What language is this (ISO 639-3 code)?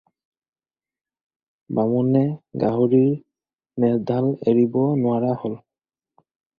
asm